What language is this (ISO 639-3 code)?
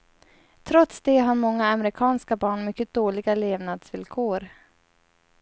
swe